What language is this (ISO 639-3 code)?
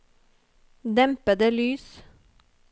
nor